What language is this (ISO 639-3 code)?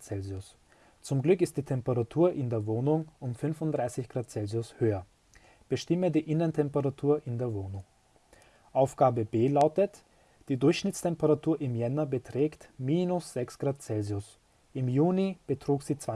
deu